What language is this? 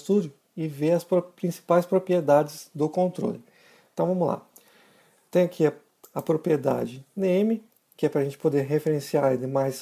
Portuguese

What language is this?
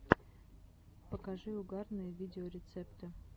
Russian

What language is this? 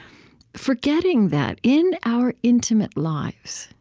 English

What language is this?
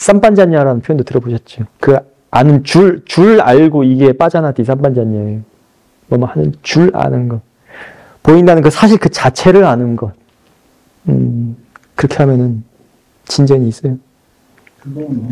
Korean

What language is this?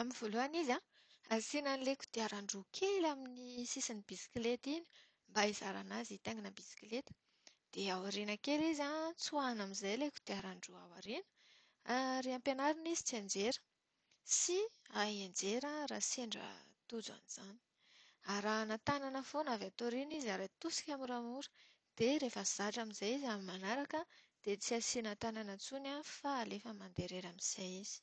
Malagasy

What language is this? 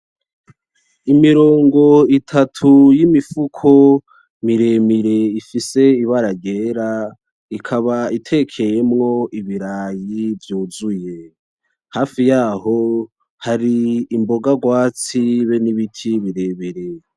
Rundi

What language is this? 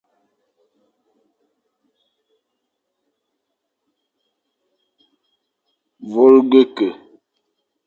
Fang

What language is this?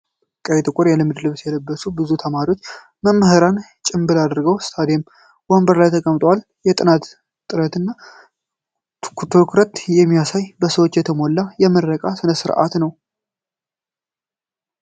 Amharic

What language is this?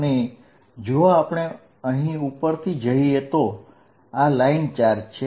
Gujarati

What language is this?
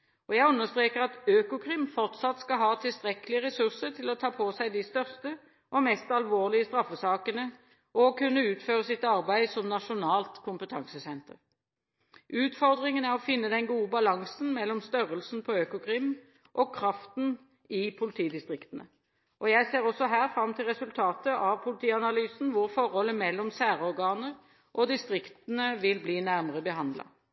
Norwegian Bokmål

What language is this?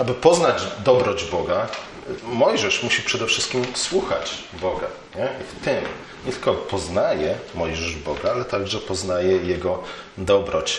Polish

